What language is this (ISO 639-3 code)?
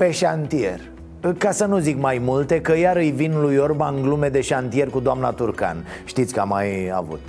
ron